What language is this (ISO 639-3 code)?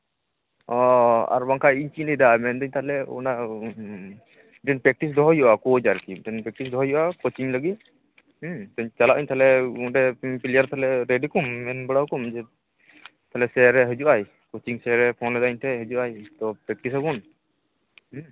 sat